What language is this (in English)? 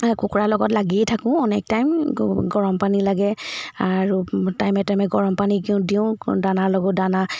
Assamese